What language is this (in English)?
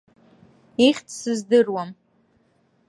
Abkhazian